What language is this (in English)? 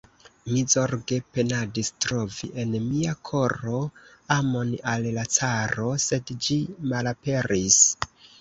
Esperanto